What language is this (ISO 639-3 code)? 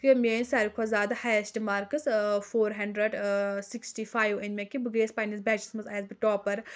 kas